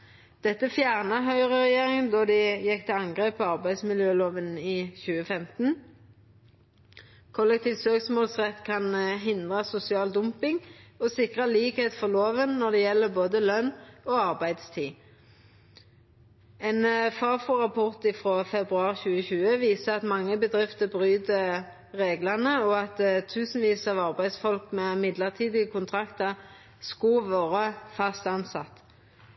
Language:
Norwegian Nynorsk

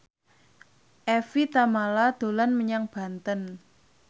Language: Javanese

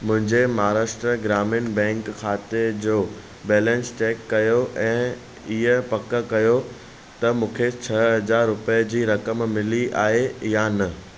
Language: Sindhi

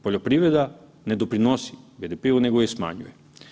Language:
Croatian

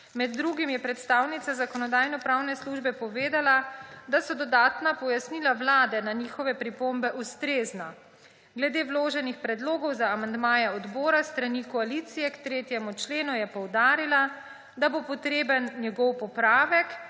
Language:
Slovenian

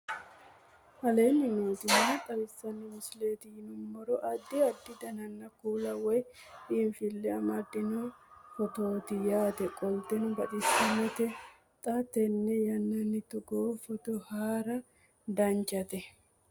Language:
Sidamo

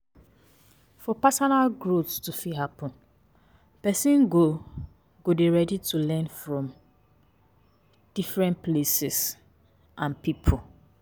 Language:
Nigerian Pidgin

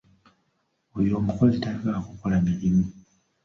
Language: Ganda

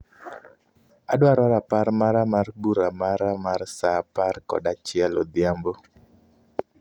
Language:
Luo (Kenya and Tanzania)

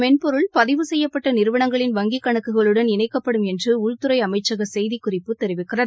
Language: Tamil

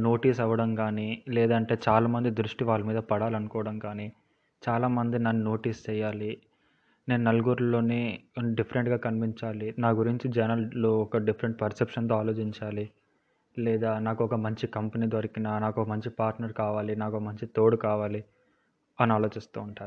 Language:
Telugu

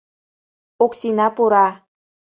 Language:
Mari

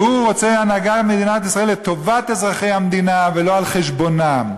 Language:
Hebrew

